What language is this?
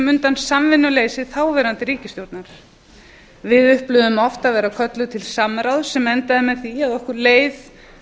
Icelandic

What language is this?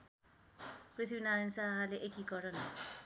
Nepali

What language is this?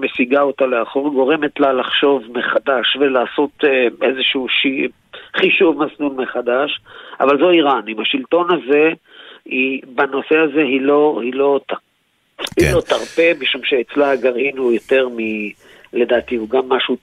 Hebrew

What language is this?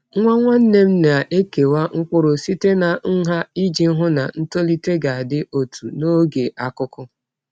Igbo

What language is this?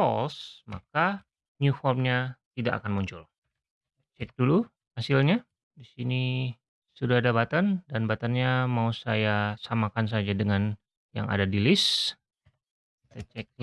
Indonesian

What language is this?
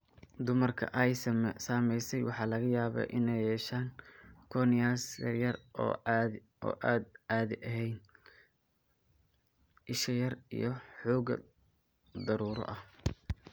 Somali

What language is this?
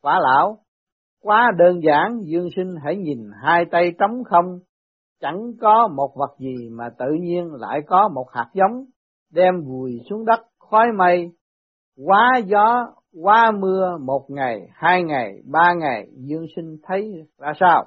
Vietnamese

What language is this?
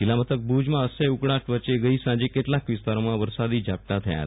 Gujarati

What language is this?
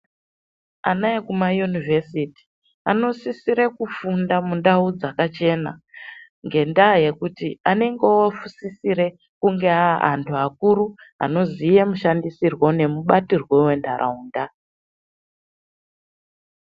Ndau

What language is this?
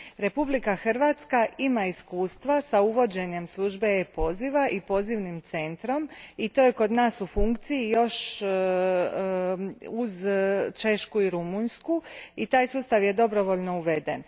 Croatian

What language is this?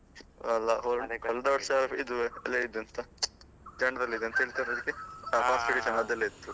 Kannada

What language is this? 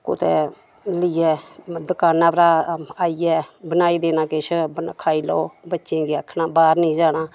Dogri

